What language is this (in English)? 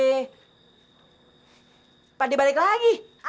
Indonesian